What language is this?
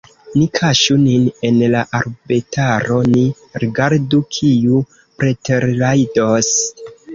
Esperanto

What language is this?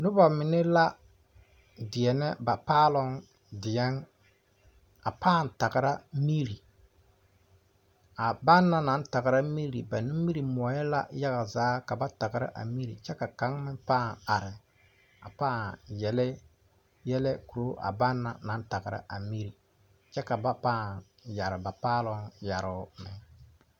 Southern Dagaare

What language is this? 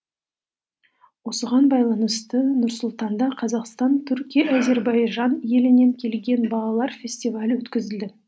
Kazakh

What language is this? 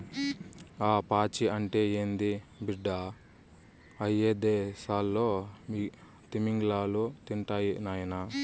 Telugu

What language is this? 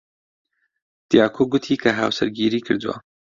Central Kurdish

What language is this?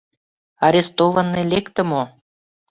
Mari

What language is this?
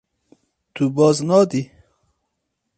Kurdish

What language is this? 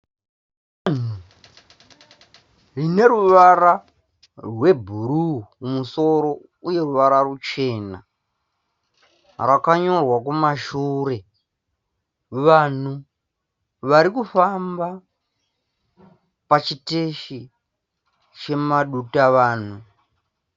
Shona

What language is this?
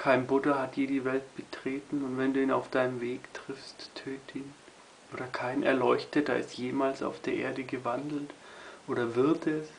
German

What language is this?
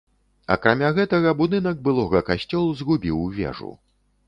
Belarusian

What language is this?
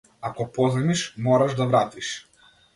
Macedonian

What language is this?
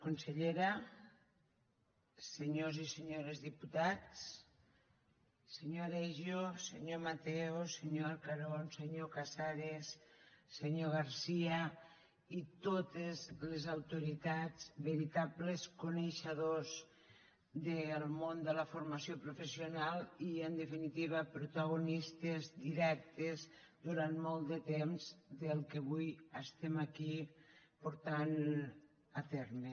Catalan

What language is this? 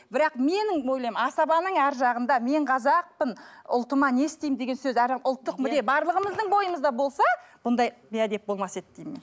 Kazakh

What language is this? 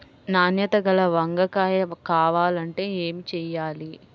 Telugu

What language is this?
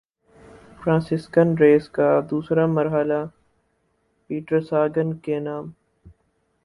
Urdu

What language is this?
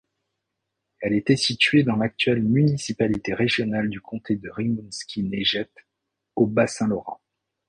French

